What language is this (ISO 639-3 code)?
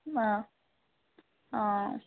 asm